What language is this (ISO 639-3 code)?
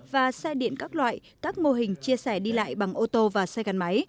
vie